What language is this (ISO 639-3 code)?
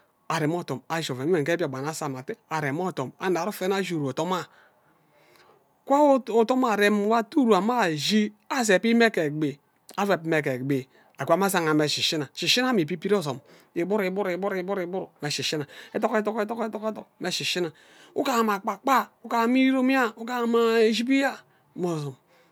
byc